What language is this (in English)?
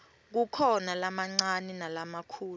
Swati